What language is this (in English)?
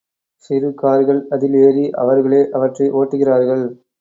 Tamil